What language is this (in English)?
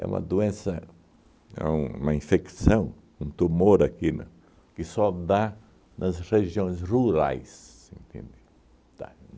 Portuguese